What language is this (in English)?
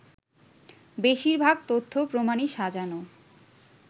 Bangla